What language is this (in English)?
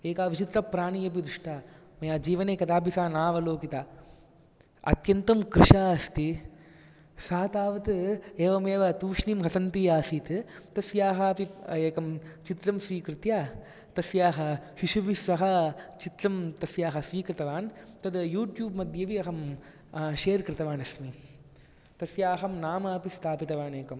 Sanskrit